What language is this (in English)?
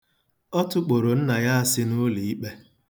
Igbo